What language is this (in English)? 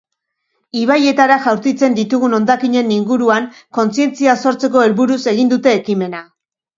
Basque